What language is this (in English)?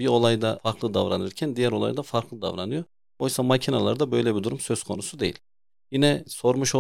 Turkish